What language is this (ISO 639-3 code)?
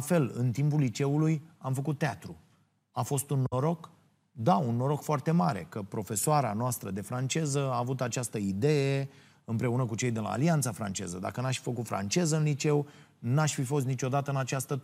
ron